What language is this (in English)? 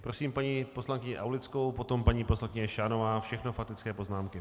Czech